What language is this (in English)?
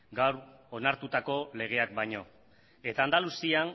Basque